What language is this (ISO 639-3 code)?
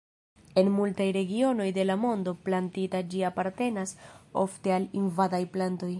epo